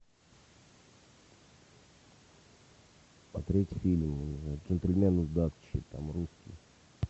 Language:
Russian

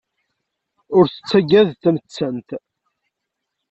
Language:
Kabyle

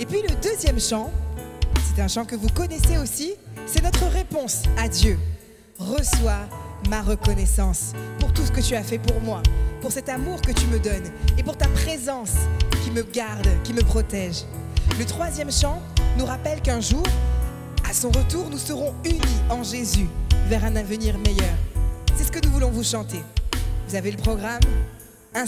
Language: French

